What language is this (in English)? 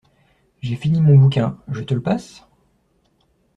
French